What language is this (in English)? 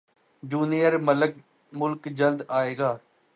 Urdu